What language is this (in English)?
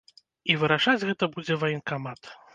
Belarusian